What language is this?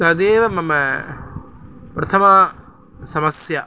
Sanskrit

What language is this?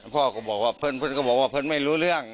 Thai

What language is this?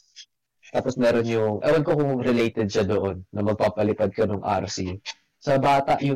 Filipino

